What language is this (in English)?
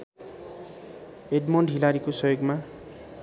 Nepali